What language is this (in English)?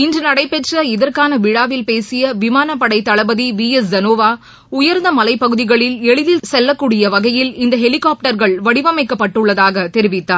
Tamil